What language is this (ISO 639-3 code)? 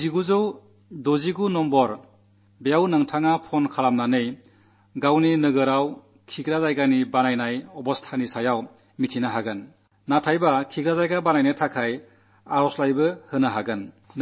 mal